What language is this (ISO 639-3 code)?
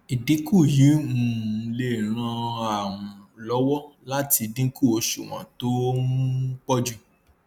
yor